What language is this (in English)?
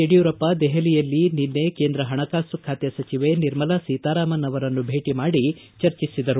Kannada